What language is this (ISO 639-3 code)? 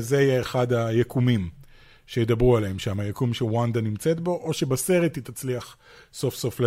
heb